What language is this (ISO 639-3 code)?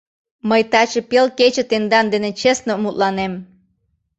chm